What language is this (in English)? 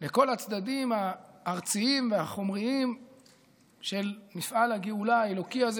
Hebrew